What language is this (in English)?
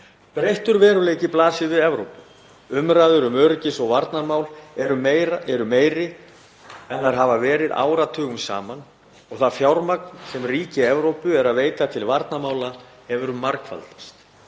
Icelandic